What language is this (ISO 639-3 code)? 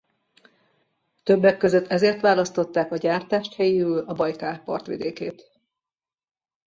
hun